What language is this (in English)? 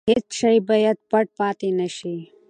Pashto